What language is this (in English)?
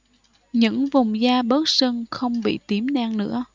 Vietnamese